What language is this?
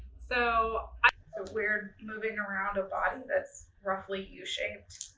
English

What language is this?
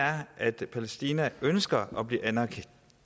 Danish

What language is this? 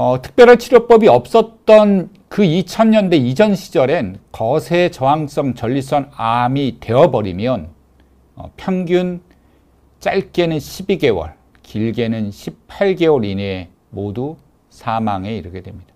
Korean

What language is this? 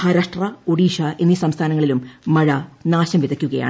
Malayalam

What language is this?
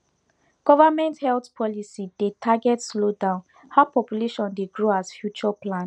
Nigerian Pidgin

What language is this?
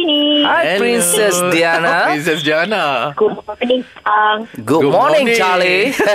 Malay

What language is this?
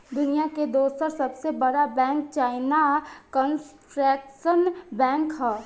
Bhojpuri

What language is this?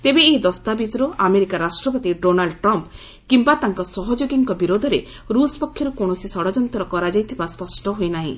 Odia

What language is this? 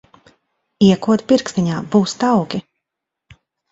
Latvian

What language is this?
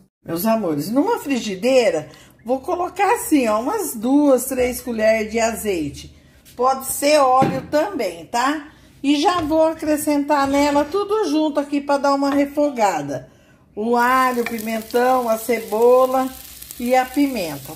Portuguese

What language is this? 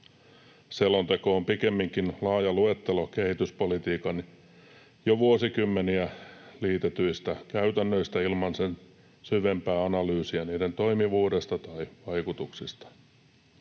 Finnish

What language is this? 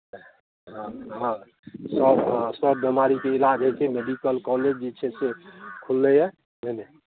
Maithili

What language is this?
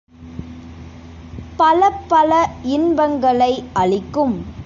Tamil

